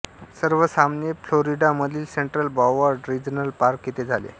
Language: Marathi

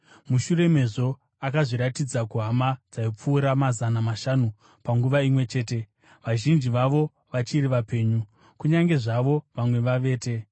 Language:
Shona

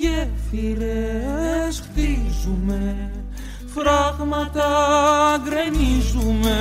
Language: Greek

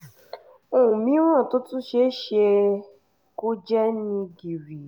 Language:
Yoruba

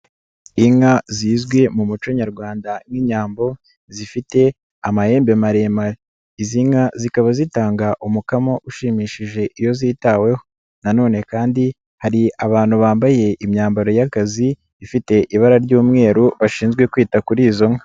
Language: Kinyarwanda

